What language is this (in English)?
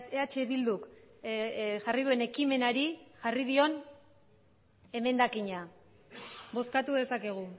Basque